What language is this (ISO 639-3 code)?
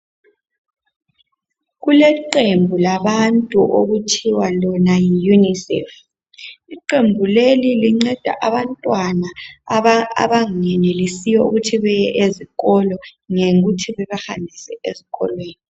nde